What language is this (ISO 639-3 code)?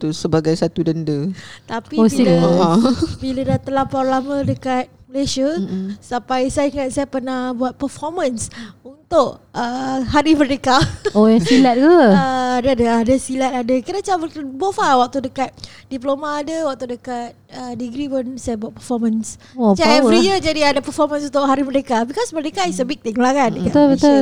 msa